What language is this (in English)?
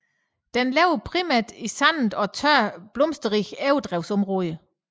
Danish